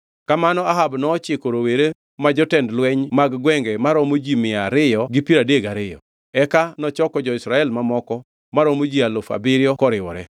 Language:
Luo (Kenya and Tanzania)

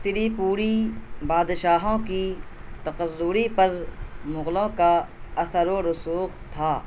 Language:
Urdu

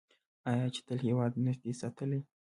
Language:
Pashto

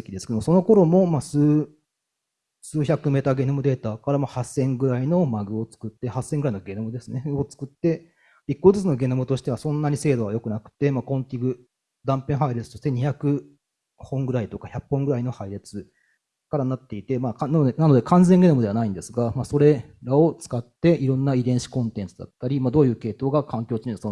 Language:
Japanese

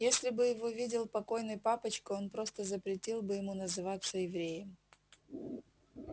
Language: Russian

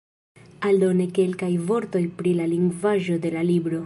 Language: Esperanto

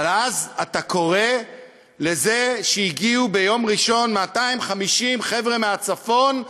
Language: Hebrew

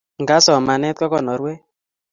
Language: Kalenjin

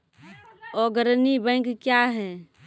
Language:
Maithili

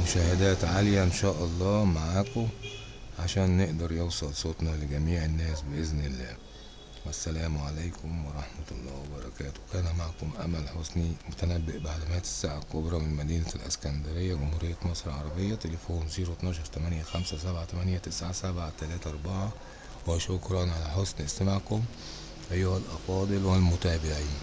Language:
Arabic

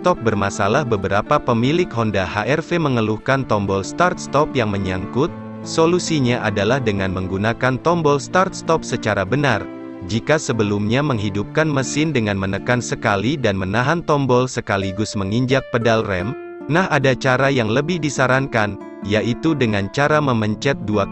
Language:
Indonesian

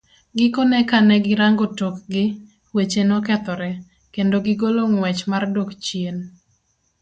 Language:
Luo (Kenya and Tanzania)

